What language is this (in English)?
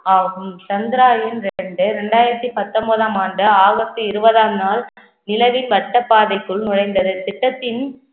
Tamil